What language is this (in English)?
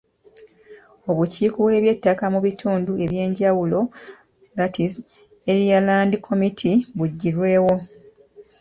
Ganda